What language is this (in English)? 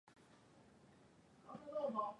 Swahili